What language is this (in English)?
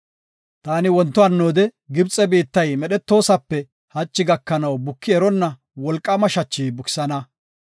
Gofa